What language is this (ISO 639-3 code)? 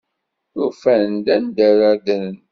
kab